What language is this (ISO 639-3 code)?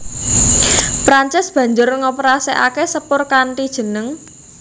jav